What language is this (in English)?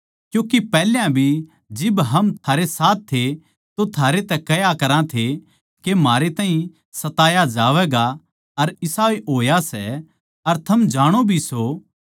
Haryanvi